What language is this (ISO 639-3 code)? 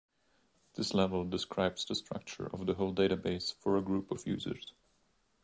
eng